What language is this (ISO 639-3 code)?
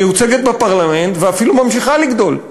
heb